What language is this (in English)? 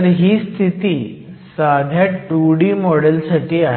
Marathi